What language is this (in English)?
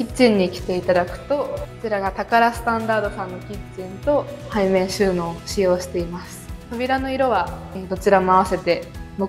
Japanese